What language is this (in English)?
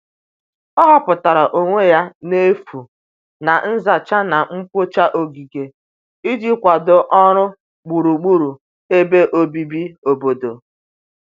Igbo